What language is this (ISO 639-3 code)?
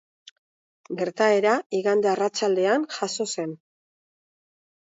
eus